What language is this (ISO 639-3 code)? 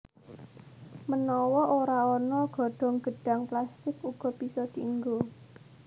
jav